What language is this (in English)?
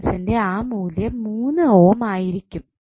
Malayalam